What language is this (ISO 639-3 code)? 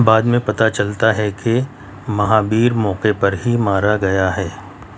urd